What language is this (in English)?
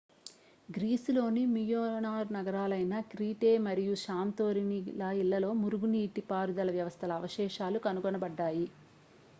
Telugu